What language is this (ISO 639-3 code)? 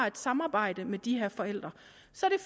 dan